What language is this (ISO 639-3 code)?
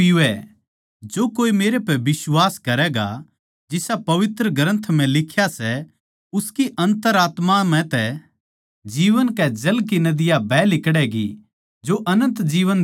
bgc